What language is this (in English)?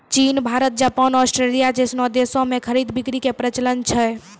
Maithili